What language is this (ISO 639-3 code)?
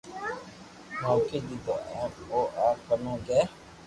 lrk